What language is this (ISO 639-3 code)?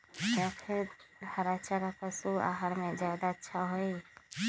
mag